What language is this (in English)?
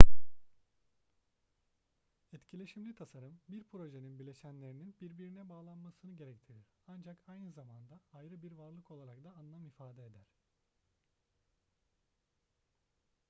Turkish